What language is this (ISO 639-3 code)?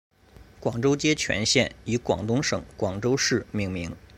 zho